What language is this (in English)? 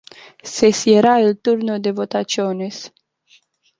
Romanian